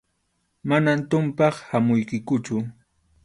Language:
Arequipa-La Unión Quechua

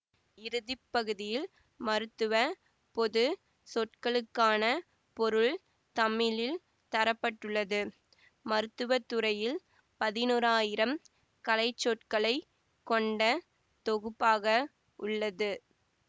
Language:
Tamil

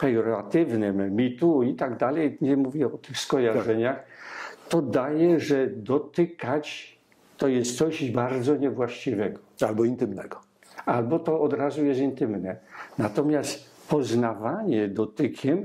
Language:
Polish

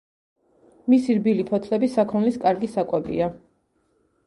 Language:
Georgian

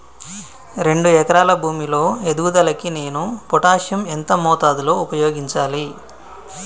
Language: Telugu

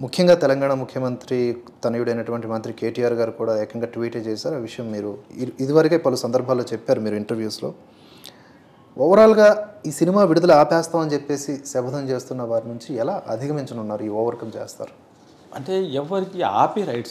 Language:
Hindi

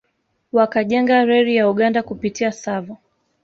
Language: Swahili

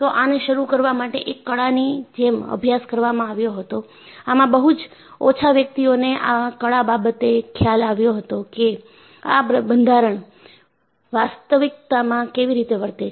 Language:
Gujarati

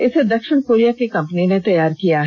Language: Hindi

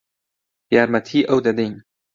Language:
Central Kurdish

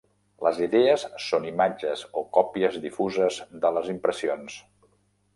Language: Catalan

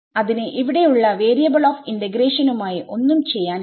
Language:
Malayalam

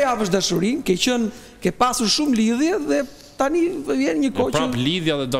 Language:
Romanian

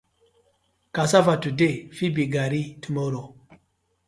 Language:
Nigerian Pidgin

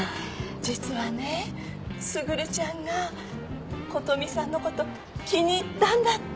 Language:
Japanese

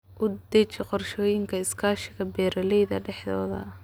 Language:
Somali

